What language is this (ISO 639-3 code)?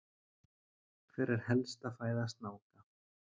isl